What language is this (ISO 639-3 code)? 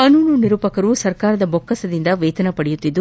kan